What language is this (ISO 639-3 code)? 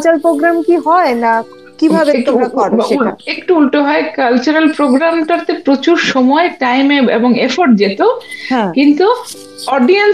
ben